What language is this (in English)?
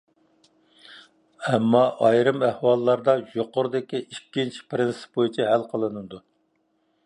Uyghur